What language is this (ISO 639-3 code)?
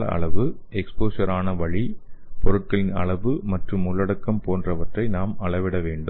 tam